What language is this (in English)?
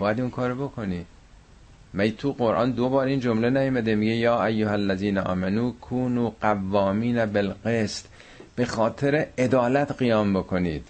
Persian